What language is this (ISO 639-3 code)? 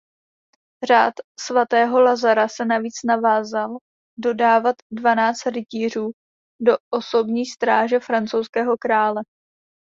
ces